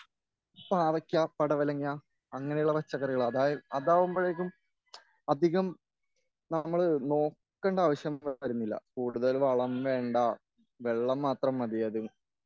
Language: Malayalam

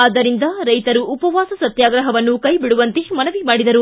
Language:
Kannada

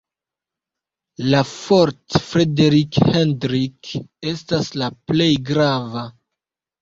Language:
Esperanto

